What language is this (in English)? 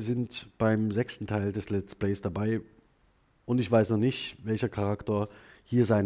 German